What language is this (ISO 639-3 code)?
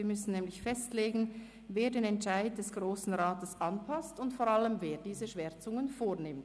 gsw